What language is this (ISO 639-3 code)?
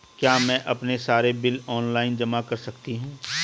hin